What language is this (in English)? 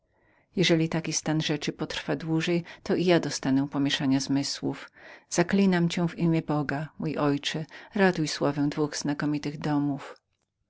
Polish